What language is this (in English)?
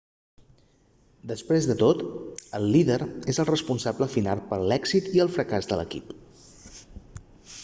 Catalan